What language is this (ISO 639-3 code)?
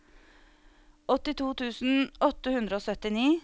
nor